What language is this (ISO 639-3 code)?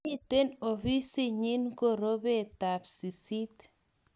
kln